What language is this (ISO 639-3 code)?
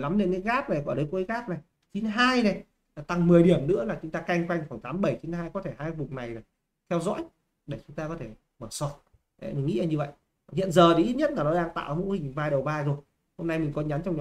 vie